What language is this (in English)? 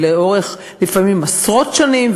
Hebrew